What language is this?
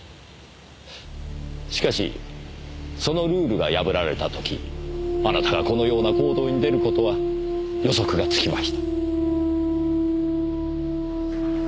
Japanese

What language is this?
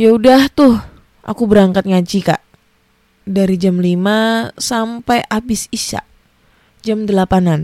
Indonesian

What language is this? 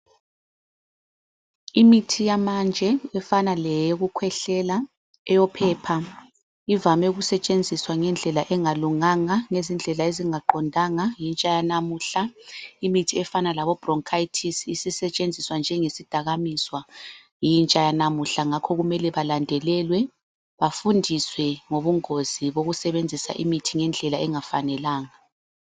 North Ndebele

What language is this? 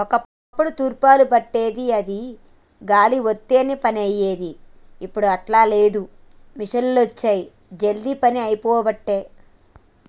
Telugu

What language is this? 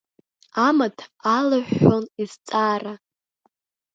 Abkhazian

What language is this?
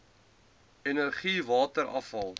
Afrikaans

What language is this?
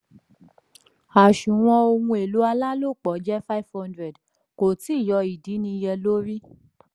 Yoruba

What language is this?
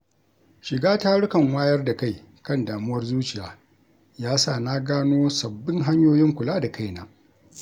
Hausa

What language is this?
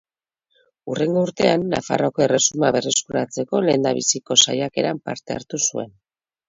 Basque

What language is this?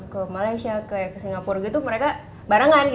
Indonesian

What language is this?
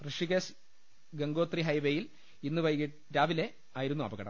Malayalam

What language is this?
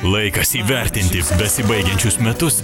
Lithuanian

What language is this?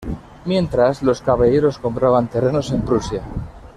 Spanish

